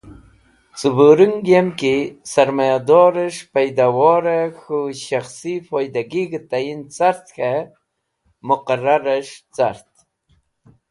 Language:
Wakhi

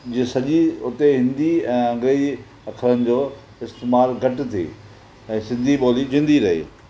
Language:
Sindhi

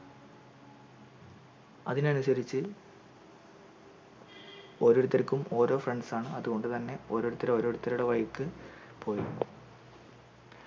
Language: Malayalam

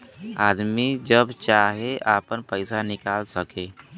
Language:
Bhojpuri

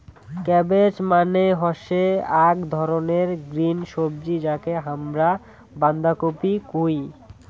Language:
Bangla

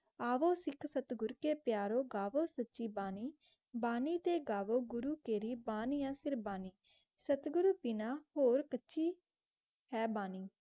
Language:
Punjabi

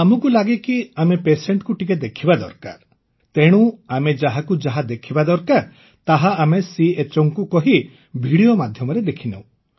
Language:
Odia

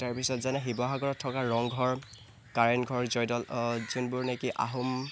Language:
Assamese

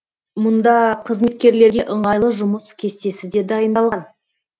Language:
Kazakh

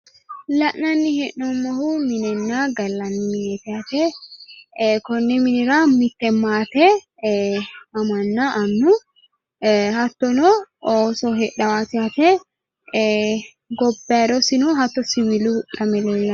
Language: Sidamo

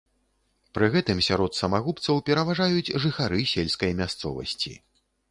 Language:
Belarusian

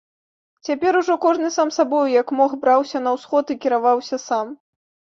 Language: Belarusian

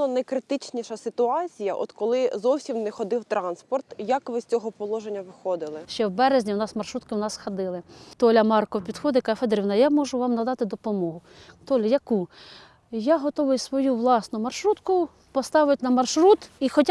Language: Ukrainian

